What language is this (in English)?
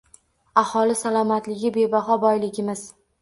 Uzbek